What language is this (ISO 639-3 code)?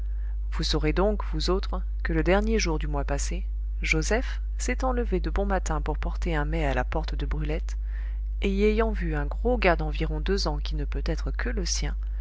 fra